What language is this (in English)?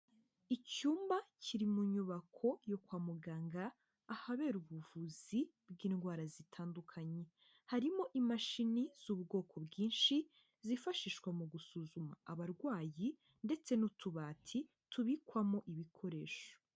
Kinyarwanda